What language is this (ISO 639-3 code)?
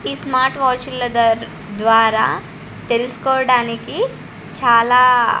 tel